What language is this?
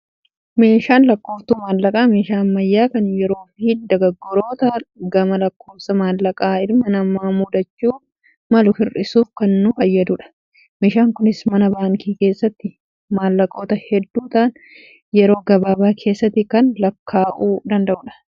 Oromo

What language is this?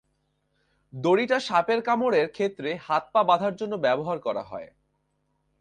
Bangla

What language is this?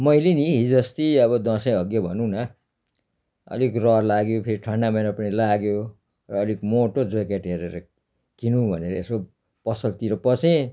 Nepali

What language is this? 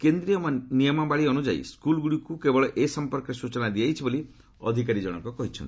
Odia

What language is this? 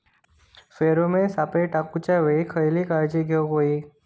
Marathi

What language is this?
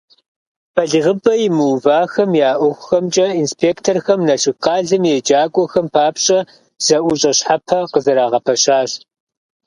Kabardian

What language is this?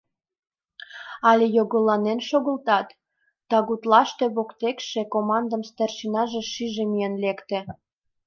Mari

